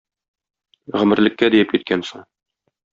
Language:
Tatar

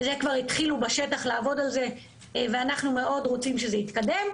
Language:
Hebrew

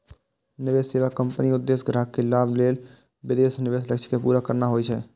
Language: Maithili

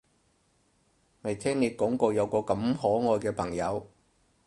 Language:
Cantonese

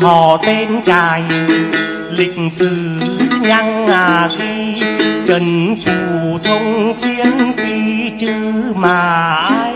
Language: Vietnamese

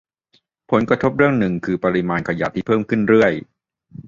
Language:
Thai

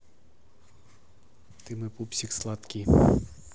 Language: Russian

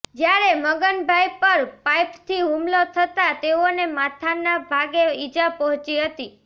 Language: Gujarati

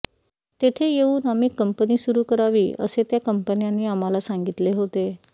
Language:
Marathi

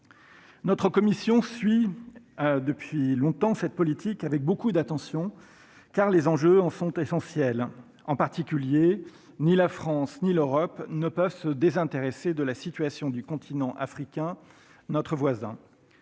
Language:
French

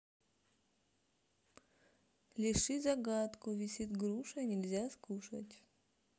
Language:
Russian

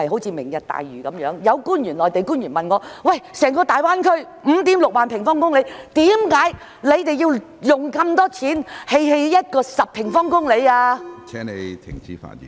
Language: Cantonese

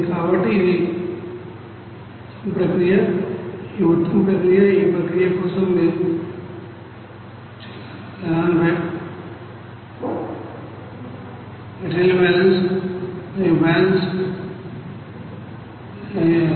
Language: Telugu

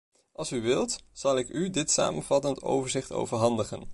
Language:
Dutch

